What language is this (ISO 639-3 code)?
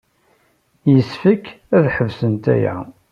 kab